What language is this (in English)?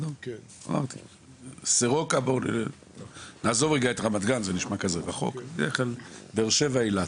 Hebrew